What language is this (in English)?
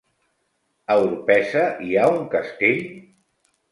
Catalan